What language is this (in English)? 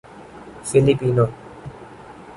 Urdu